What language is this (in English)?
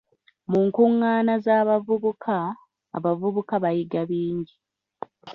Ganda